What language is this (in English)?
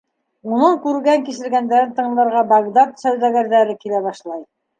Bashkir